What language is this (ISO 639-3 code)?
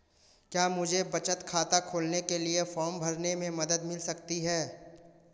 hin